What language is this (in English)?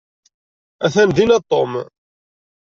Kabyle